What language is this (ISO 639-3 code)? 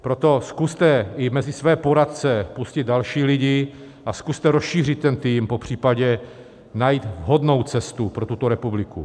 ces